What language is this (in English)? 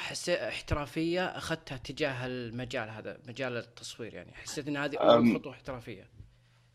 Arabic